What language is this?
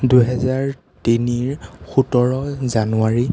Assamese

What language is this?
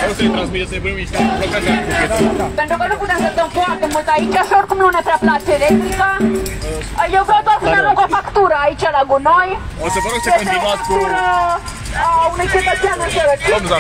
Romanian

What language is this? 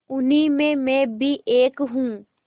Hindi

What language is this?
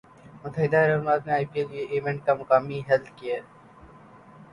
Urdu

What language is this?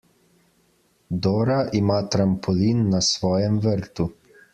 Slovenian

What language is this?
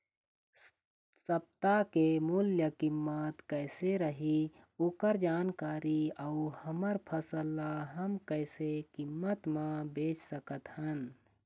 Chhattisgarhi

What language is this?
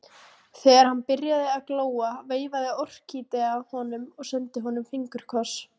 Icelandic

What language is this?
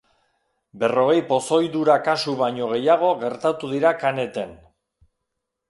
Basque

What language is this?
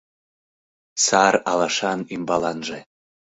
Mari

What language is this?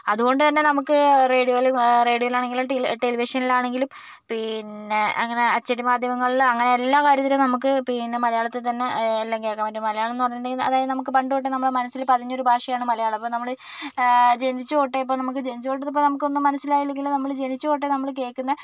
Malayalam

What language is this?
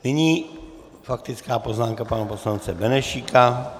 Czech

